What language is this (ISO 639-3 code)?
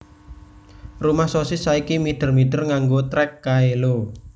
jav